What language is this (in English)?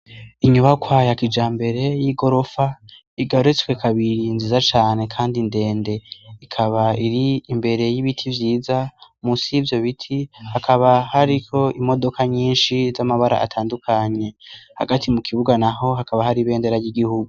Rundi